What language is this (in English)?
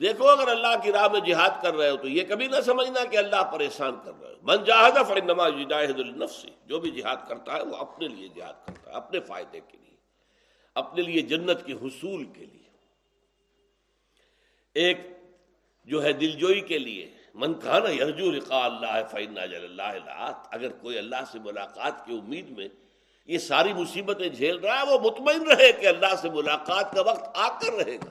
Urdu